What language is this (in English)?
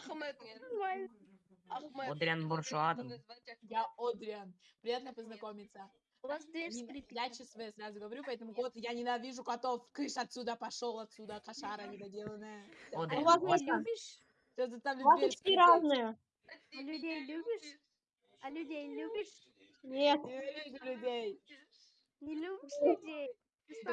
Russian